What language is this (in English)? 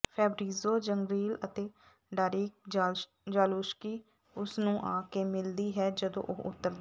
Punjabi